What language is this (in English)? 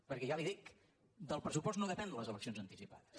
Catalan